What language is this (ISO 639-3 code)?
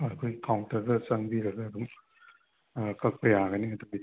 mni